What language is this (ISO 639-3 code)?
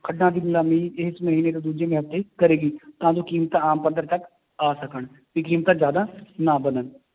pan